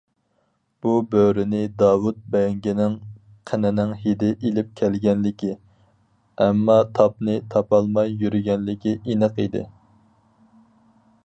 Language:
Uyghur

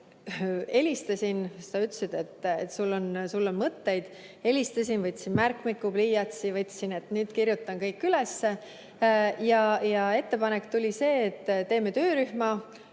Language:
Estonian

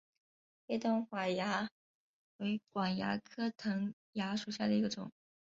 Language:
Chinese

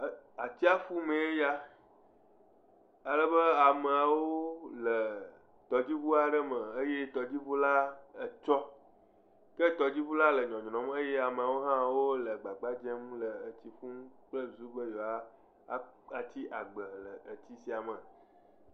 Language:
Ewe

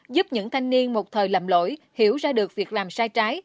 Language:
Vietnamese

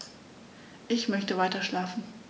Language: German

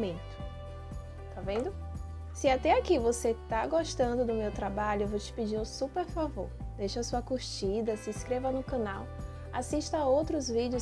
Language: Portuguese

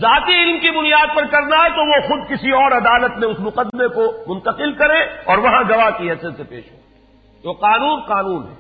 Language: Urdu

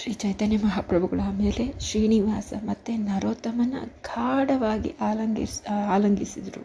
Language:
Kannada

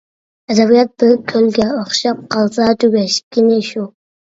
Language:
Uyghur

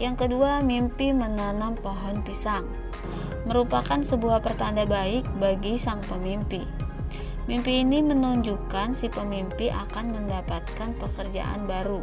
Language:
Indonesian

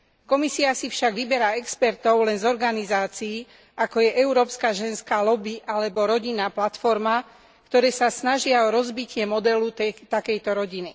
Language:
Slovak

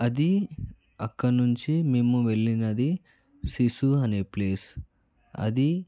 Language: Telugu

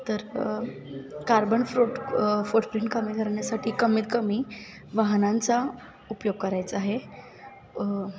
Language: Marathi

